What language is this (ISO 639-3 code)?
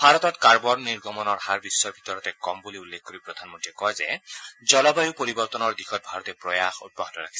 asm